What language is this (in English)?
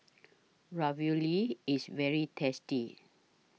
English